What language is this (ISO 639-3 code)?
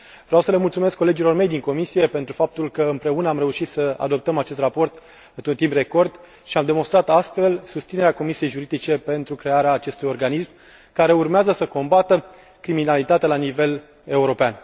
ron